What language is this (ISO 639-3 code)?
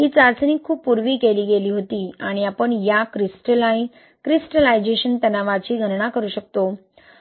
mar